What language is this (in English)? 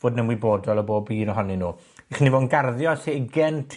Welsh